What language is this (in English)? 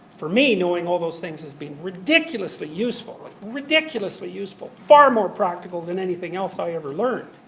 English